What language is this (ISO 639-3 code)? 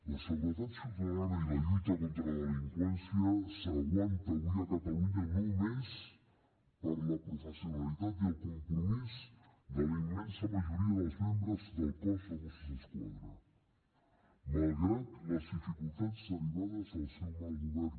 cat